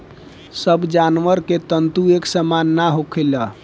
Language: Bhojpuri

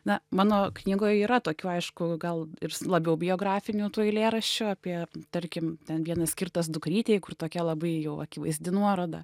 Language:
Lithuanian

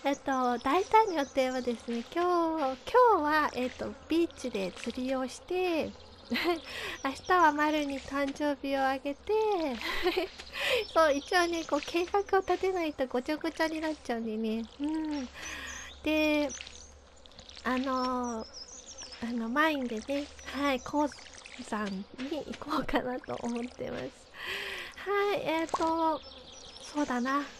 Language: Japanese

